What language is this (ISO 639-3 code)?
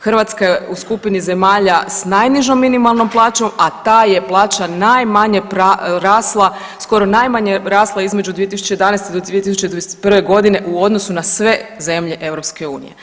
hrv